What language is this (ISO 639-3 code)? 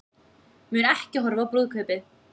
isl